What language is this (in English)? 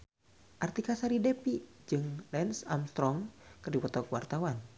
Sundanese